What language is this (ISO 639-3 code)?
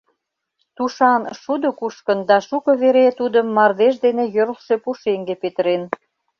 chm